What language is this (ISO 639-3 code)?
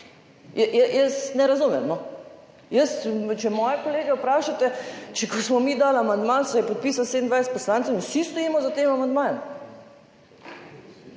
slv